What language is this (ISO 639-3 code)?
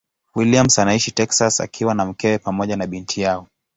swa